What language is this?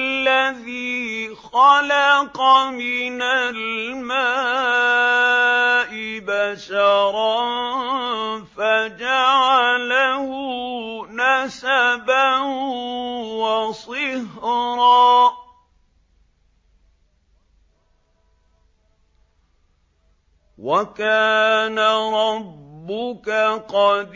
Arabic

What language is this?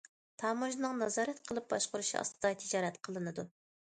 Uyghur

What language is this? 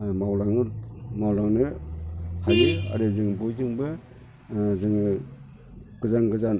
Bodo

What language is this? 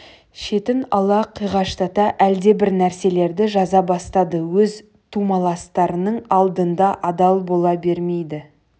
Kazakh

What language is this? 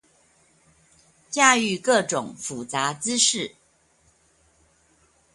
Chinese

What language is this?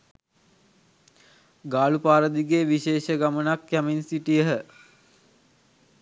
Sinhala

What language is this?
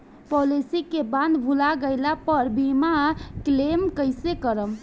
Bhojpuri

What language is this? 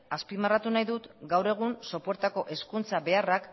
Basque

